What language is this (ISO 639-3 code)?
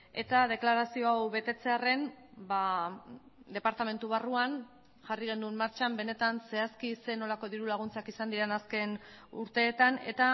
eus